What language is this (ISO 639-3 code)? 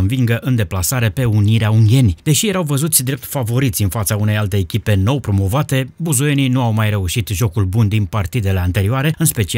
ron